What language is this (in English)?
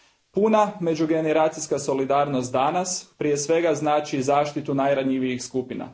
Croatian